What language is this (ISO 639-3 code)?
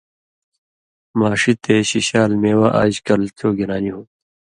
mvy